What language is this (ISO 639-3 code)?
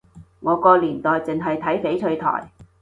yue